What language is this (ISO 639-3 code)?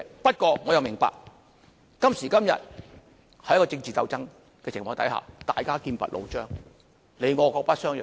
yue